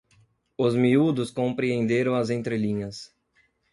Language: Portuguese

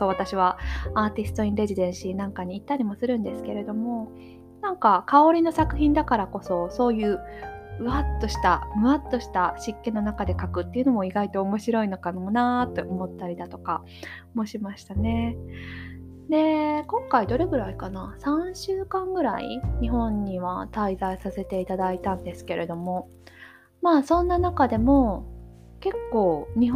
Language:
Japanese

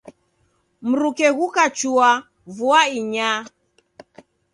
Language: Taita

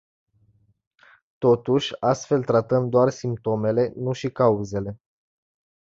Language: Romanian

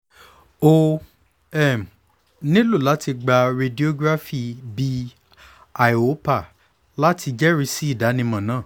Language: Yoruba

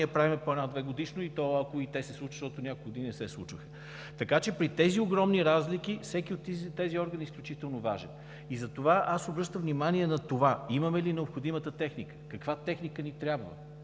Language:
Bulgarian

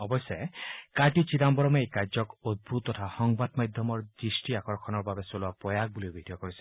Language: Assamese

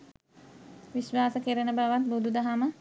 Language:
Sinhala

